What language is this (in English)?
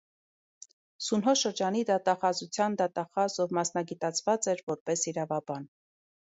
Armenian